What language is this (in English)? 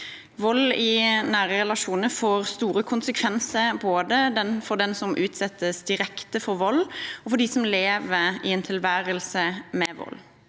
Norwegian